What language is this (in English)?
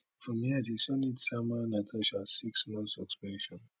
Nigerian Pidgin